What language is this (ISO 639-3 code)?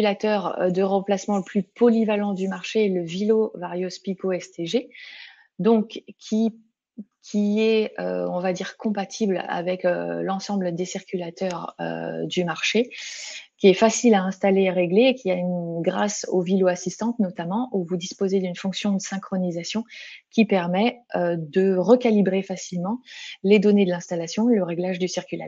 fra